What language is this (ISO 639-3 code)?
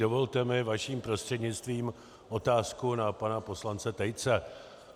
ces